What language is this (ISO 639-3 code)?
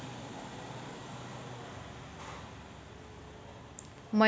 mar